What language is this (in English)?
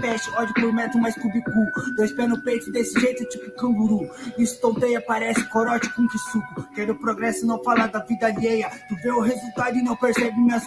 Portuguese